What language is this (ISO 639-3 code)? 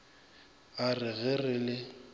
nso